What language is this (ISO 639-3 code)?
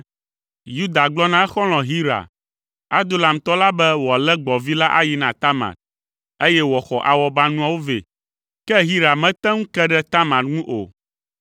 ewe